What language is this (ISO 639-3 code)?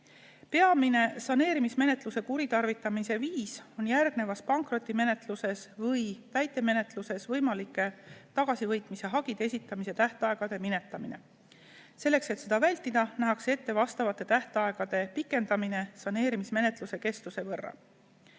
est